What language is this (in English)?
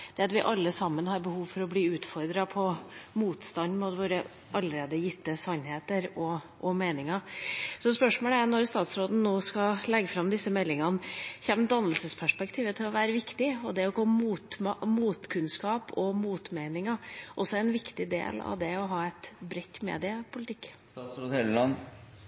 Norwegian Bokmål